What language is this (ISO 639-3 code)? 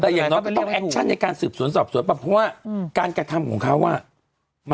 tha